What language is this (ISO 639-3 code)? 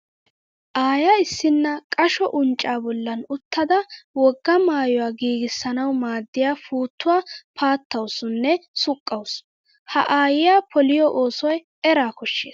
wal